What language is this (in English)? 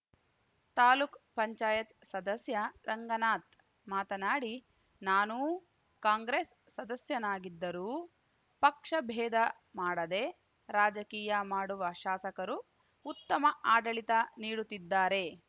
Kannada